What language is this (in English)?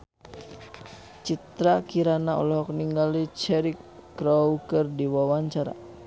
Sundanese